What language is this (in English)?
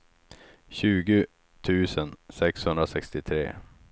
Swedish